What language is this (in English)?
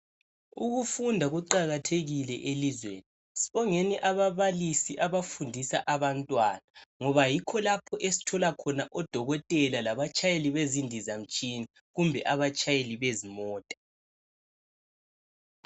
North Ndebele